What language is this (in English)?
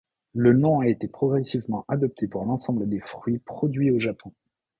French